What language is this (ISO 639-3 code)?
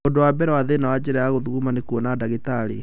kik